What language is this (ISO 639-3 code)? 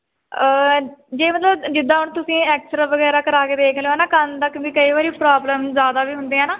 pan